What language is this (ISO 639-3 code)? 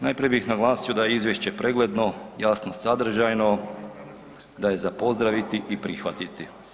hrv